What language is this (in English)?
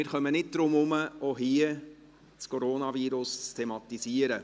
Swiss German